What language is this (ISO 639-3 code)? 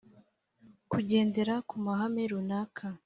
kin